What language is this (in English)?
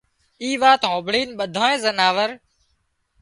Wadiyara Koli